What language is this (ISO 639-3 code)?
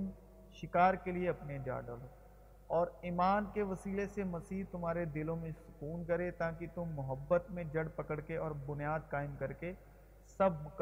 urd